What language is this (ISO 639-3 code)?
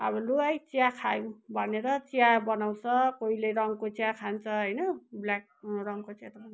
nep